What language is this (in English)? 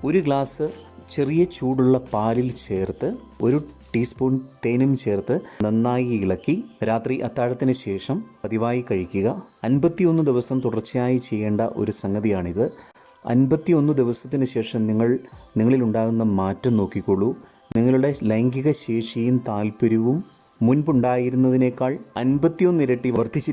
Malayalam